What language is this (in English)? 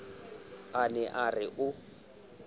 Southern Sotho